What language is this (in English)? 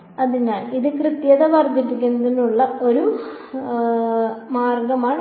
Malayalam